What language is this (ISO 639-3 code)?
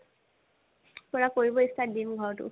asm